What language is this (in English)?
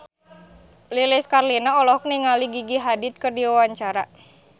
Sundanese